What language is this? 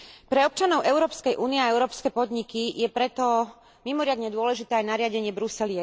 Slovak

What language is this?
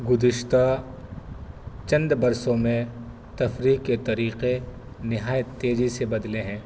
Urdu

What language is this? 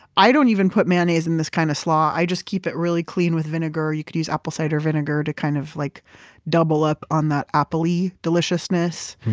English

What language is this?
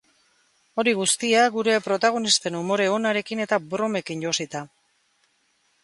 Basque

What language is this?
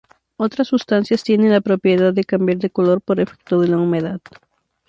Spanish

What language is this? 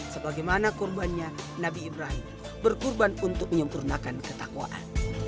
Indonesian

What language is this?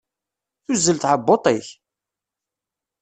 Kabyle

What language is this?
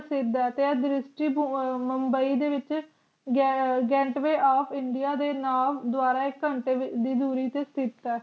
Punjabi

